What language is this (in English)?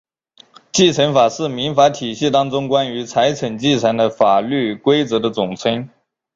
Chinese